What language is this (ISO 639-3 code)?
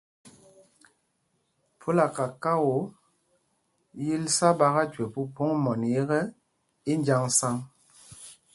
mgg